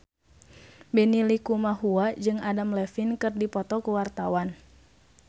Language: Sundanese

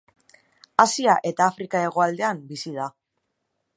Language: Basque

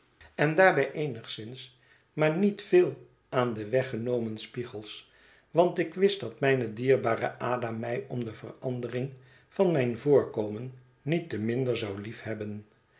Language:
Dutch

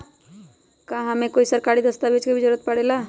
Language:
Magahi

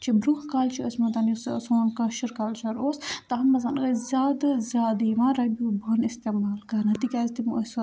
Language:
Kashmiri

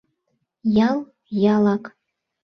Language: Mari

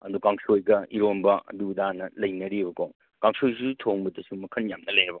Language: Manipuri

